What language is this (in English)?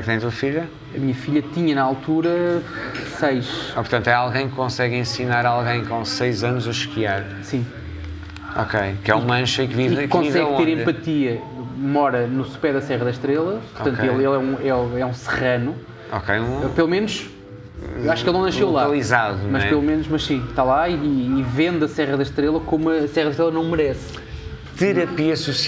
Portuguese